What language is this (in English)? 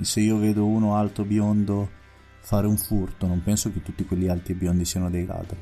Italian